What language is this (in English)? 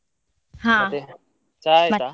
Kannada